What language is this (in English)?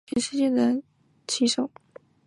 Chinese